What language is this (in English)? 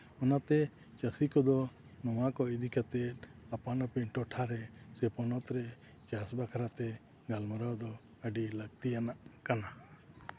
Santali